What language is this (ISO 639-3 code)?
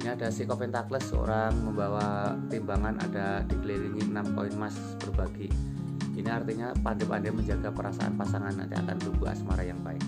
ind